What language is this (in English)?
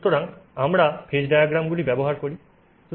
Bangla